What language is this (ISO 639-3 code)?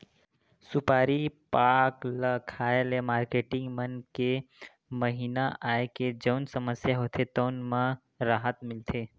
hne